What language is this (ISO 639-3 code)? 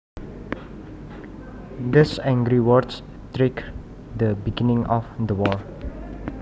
jav